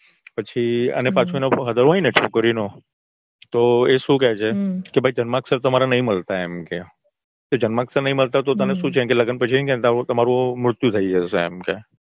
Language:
Gujarati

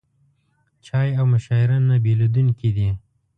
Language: Pashto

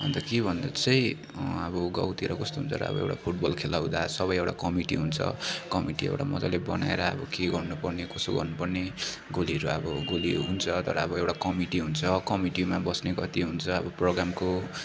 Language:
Nepali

